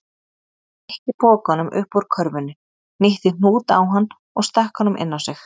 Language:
Icelandic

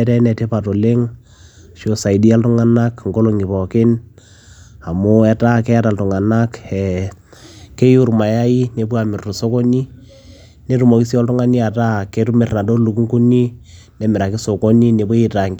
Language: Masai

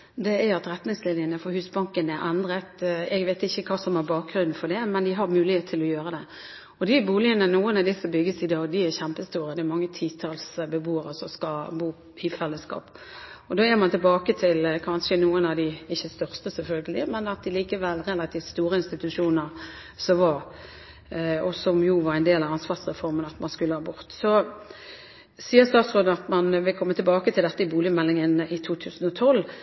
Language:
Norwegian Bokmål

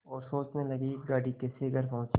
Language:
Hindi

